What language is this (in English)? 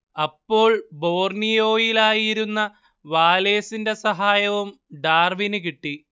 Malayalam